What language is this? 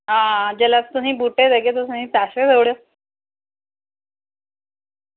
Dogri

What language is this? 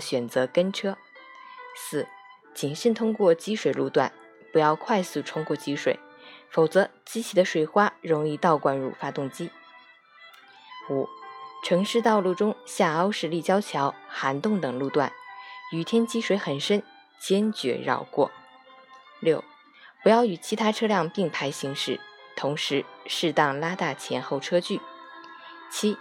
Chinese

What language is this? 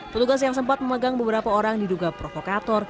Indonesian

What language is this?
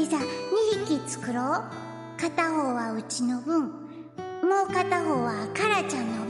Japanese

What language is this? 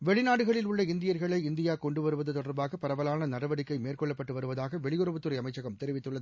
Tamil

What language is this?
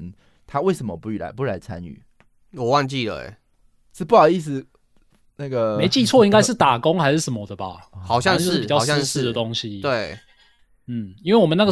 Chinese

